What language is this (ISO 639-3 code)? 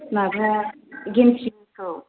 brx